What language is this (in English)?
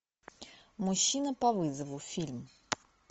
Russian